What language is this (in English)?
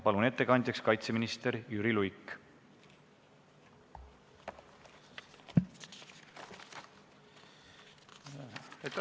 Estonian